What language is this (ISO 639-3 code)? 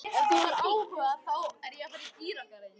isl